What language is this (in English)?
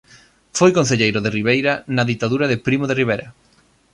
Galician